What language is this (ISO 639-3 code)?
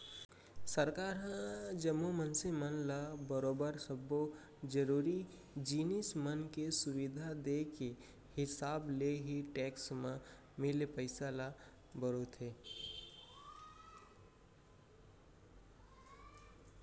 hne